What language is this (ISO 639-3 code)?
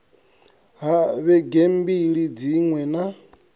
ven